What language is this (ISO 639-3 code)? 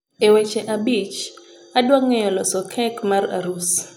luo